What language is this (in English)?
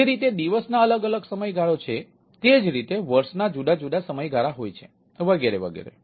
Gujarati